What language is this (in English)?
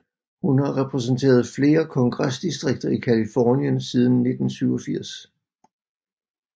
Danish